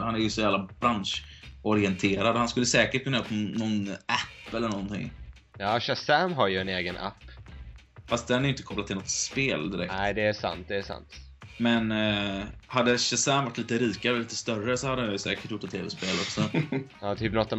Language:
Swedish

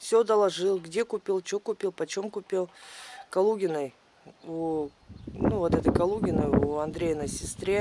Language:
Russian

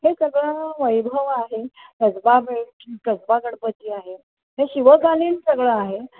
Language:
Marathi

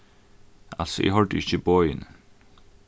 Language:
Faroese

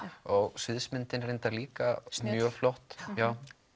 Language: Icelandic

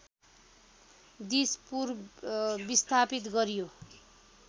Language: Nepali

